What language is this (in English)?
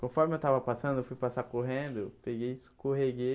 Portuguese